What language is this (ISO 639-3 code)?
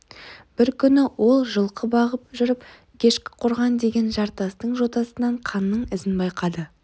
kaz